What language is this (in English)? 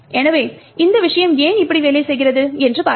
Tamil